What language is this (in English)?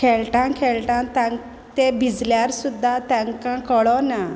Konkani